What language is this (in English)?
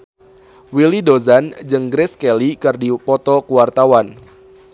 Sundanese